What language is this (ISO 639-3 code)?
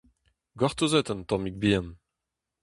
bre